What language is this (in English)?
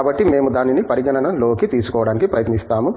Telugu